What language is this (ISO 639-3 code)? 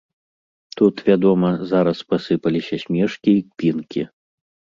bel